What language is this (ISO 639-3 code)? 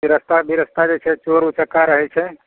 mai